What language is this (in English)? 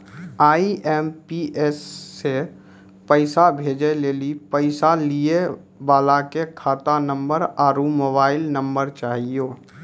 Maithili